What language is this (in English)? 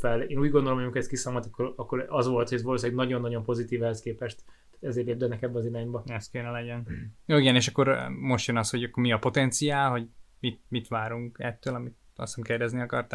Hungarian